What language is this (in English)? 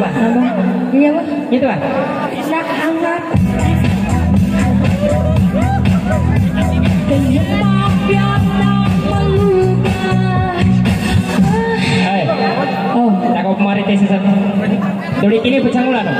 Indonesian